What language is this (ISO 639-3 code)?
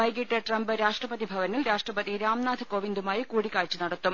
mal